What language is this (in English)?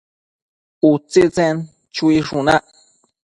Matsés